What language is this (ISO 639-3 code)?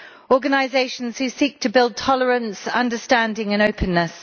eng